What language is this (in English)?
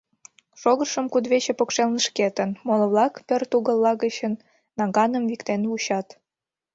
Mari